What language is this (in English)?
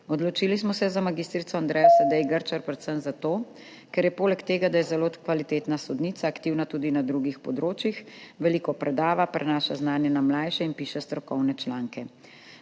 Slovenian